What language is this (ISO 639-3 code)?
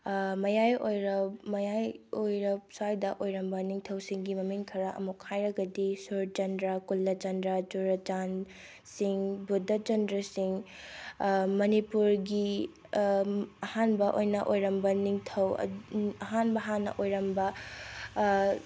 mni